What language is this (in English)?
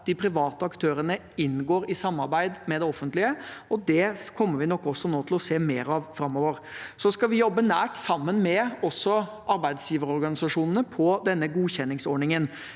Norwegian